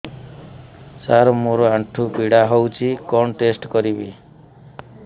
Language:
Odia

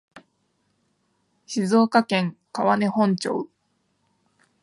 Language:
Japanese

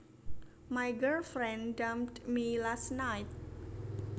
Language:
Javanese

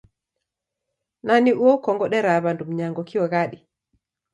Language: Taita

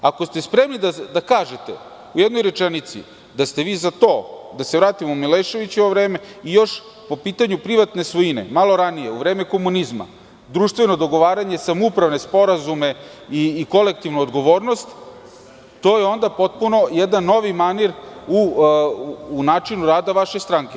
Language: Serbian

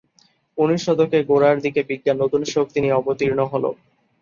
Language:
Bangla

